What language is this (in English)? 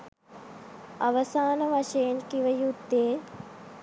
Sinhala